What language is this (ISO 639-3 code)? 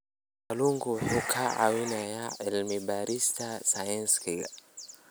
som